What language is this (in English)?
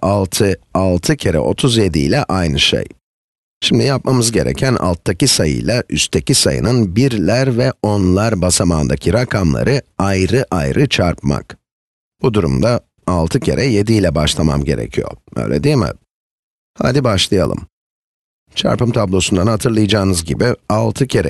Turkish